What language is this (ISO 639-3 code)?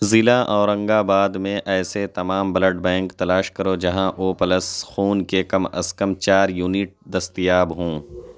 urd